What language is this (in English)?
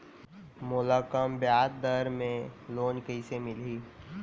Chhattisgarhi